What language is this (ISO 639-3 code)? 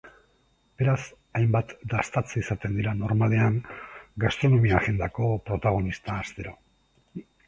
eus